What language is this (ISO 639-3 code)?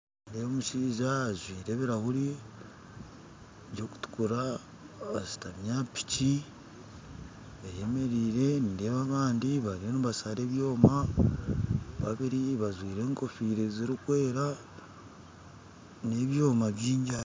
nyn